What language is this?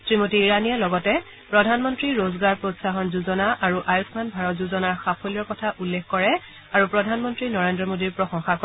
Assamese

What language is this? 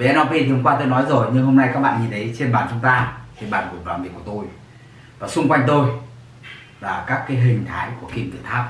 Vietnamese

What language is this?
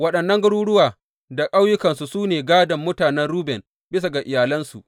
Hausa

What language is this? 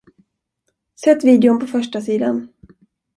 Swedish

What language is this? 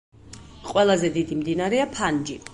Georgian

